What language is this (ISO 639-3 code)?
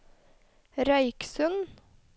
nor